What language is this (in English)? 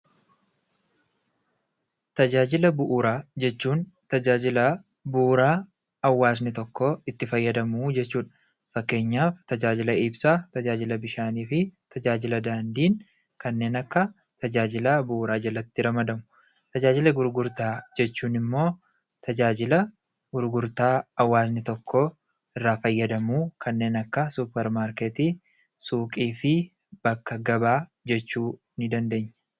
Oromo